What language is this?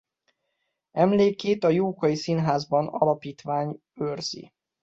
Hungarian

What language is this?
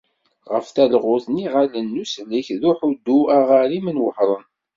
Kabyle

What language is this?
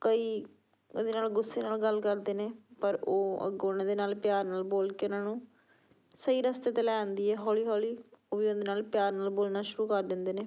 Punjabi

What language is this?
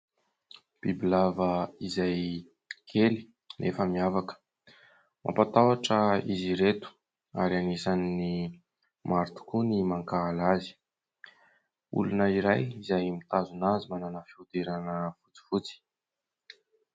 Malagasy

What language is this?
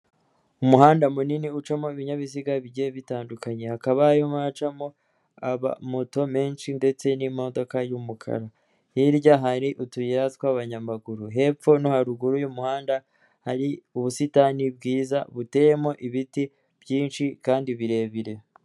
Kinyarwanda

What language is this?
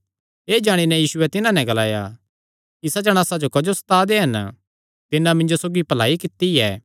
Kangri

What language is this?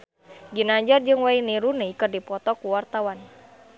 Sundanese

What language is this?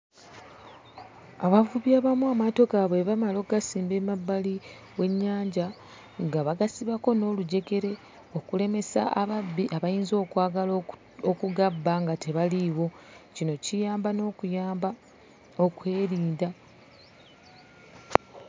Ganda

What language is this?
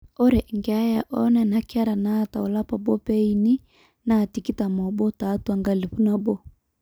Masai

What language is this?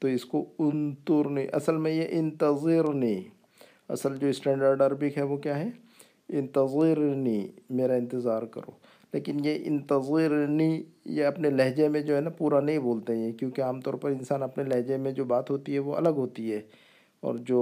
Urdu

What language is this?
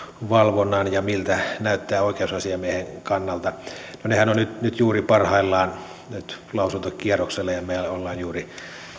Finnish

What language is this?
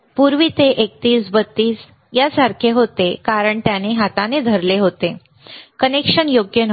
Marathi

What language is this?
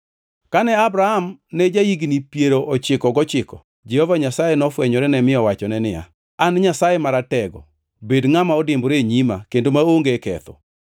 Luo (Kenya and Tanzania)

